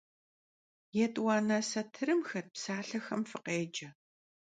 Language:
Kabardian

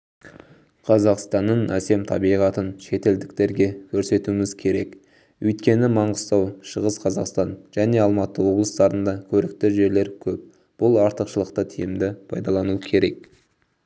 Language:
Kazakh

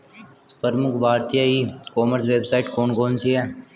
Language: Hindi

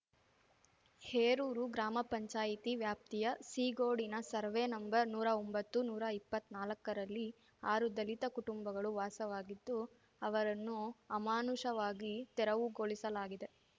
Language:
Kannada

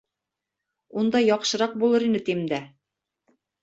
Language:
Bashkir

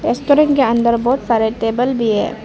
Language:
Hindi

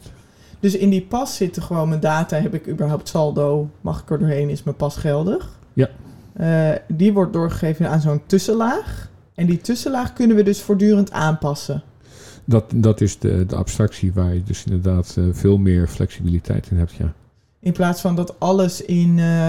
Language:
Dutch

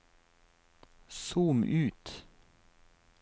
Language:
Norwegian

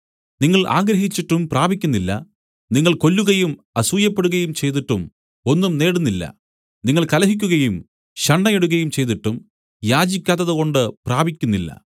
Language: Malayalam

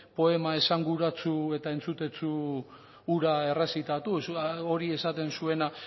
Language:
Basque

